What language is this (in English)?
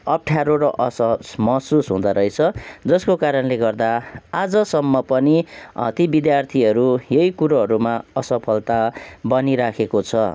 Nepali